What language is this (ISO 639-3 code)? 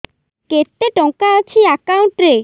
ori